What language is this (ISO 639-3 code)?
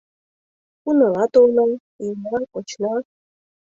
chm